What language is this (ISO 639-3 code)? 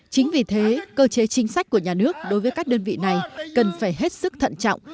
vie